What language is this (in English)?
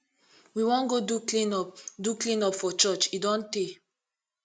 Nigerian Pidgin